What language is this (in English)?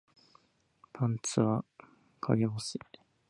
Japanese